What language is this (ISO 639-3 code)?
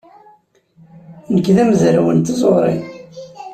kab